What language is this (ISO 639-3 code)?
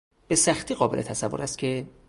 fas